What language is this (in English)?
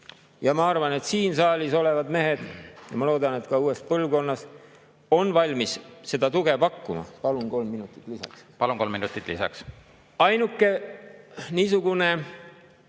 Estonian